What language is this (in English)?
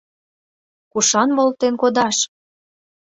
Mari